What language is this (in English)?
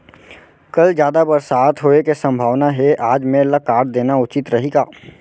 Chhattisgarhi